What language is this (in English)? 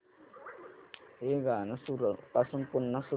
Marathi